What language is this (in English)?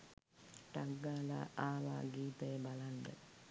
Sinhala